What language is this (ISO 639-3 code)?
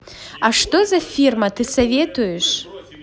rus